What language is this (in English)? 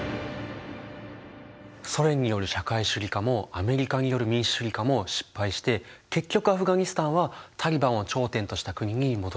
Japanese